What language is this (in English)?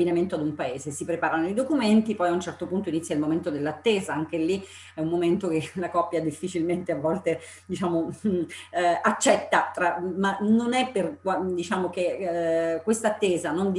Italian